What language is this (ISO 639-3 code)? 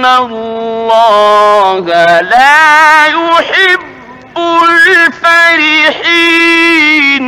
ara